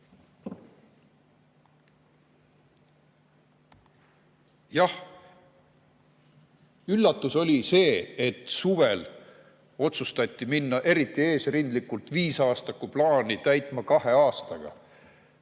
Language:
Estonian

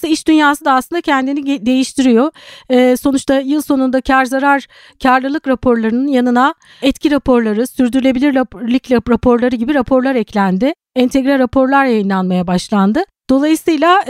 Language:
Turkish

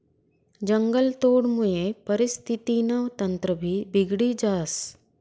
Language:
Marathi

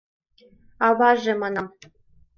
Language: Mari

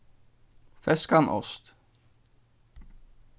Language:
Faroese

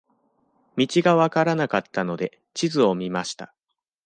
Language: Japanese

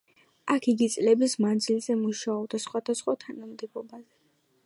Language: Georgian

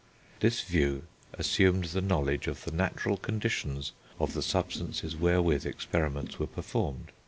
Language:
English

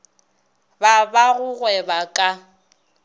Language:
Northern Sotho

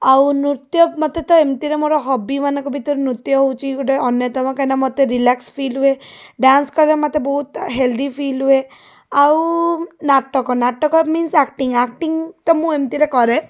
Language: Odia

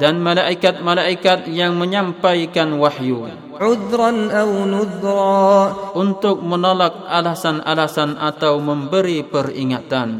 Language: Malay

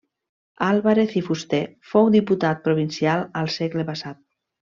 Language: Catalan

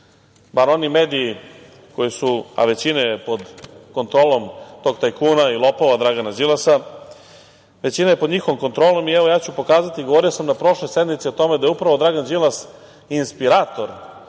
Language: Serbian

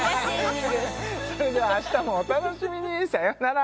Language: Japanese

